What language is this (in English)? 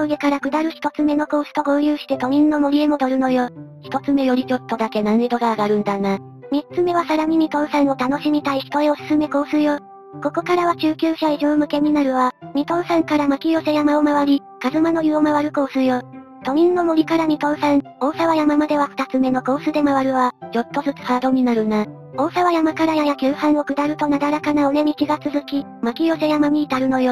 Japanese